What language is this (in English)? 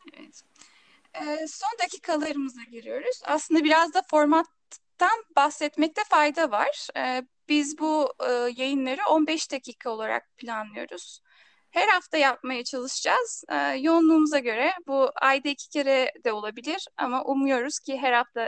Turkish